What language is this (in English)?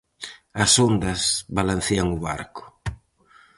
Galician